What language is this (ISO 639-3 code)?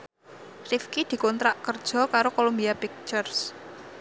jav